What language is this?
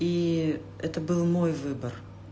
Russian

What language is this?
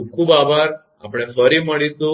Gujarati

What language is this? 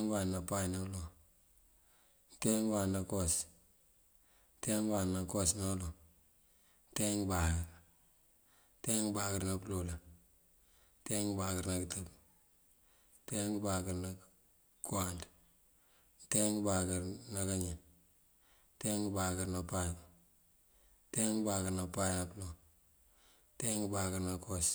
Mandjak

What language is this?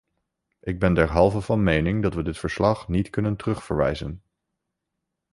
Dutch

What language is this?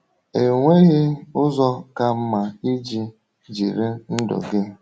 Igbo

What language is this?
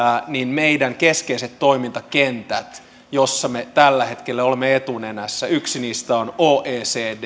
Finnish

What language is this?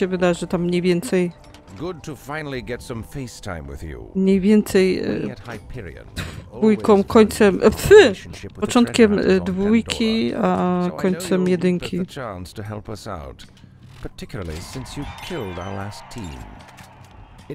Polish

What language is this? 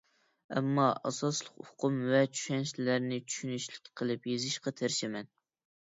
Uyghur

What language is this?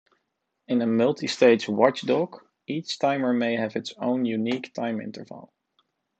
English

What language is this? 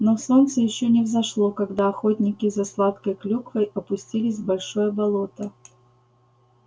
Russian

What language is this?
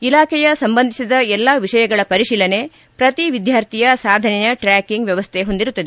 Kannada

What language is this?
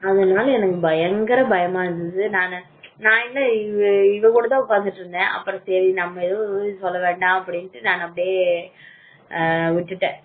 Tamil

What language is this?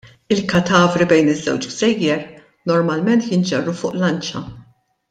Maltese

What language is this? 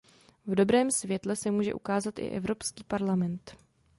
Czech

